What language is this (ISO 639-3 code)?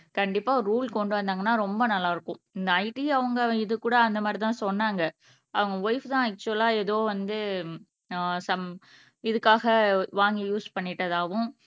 tam